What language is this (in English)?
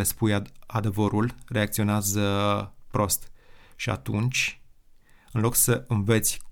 Romanian